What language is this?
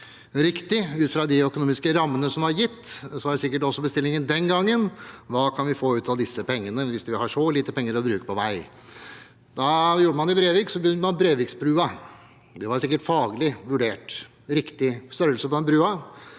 Norwegian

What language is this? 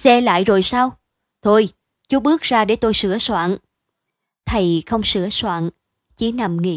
Vietnamese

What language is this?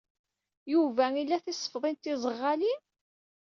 Kabyle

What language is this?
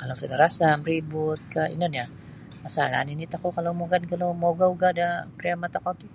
Sabah Bisaya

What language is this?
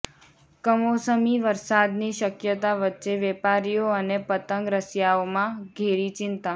Gujarati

